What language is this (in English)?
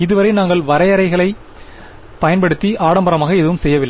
Tamil